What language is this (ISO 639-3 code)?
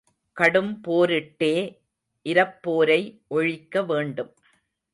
tam